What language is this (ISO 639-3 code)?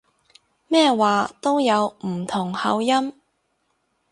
yue